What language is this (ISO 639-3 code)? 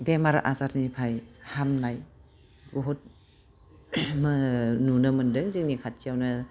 brx